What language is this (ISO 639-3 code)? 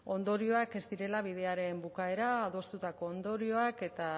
eus